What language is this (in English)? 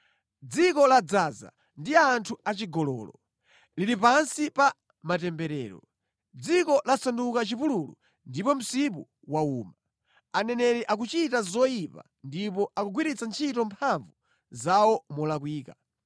Nyanja